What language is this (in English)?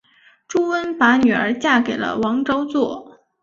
Chinese